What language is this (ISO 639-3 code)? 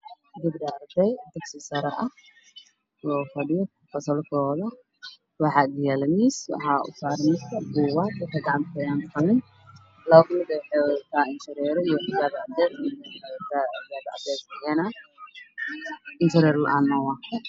som